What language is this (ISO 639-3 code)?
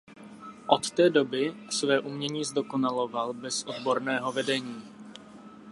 ces